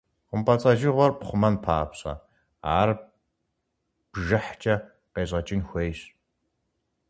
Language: Kabardian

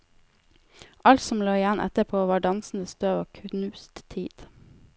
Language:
Norwegian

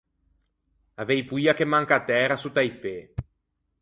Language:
Ligurian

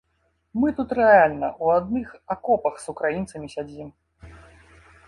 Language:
Belarusian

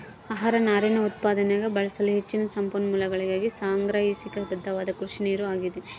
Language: Kannada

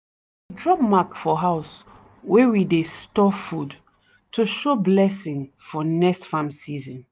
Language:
Nigerian Pidgin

